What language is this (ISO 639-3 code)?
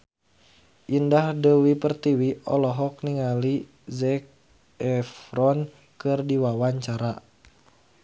sun